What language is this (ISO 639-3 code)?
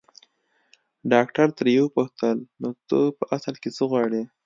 pus